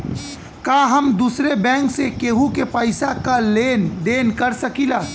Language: Bhojpuri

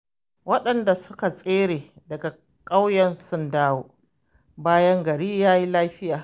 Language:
Hausa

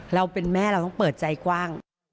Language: Thai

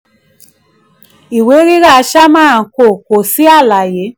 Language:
Yoruba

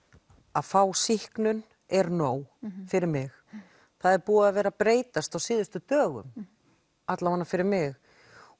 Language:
Icelandic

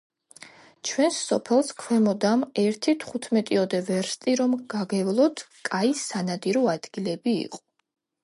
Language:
Georgian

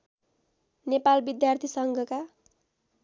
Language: Nepali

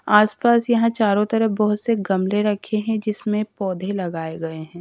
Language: Hindi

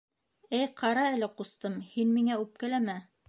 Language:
Bashkir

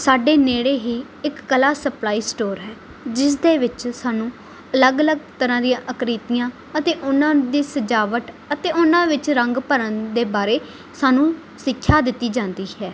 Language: Punjabi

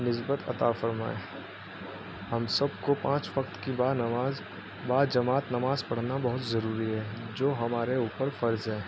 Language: Urdu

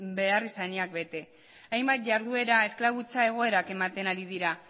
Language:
Basque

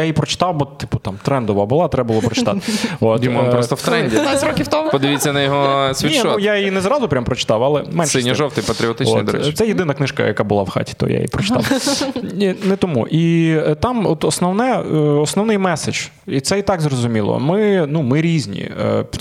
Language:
Ukrainian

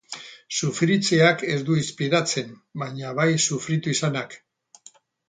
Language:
Basque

